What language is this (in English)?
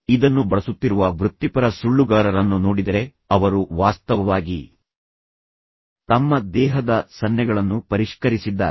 Kannada